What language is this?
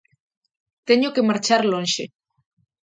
Galician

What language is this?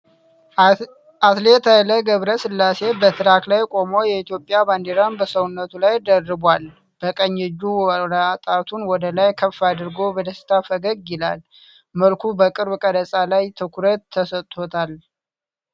Amharic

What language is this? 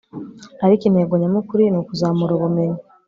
Kinyarwanda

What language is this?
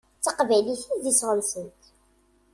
Kabyle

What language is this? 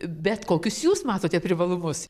Lithuanian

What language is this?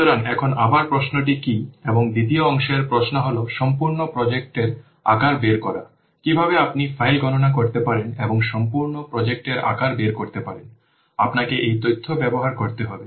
Bangla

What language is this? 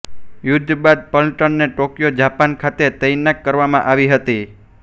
Gujarati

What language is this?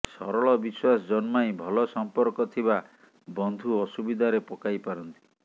Odia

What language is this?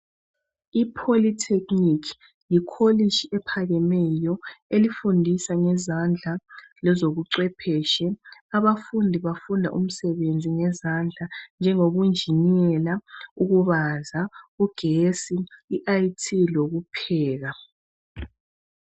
North Ndebele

